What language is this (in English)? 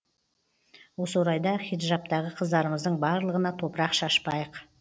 Kazakh